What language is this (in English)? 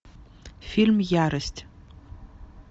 Russian